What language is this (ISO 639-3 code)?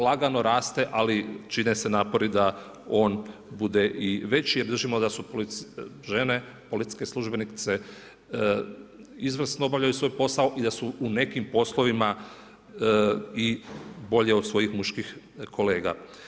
hrv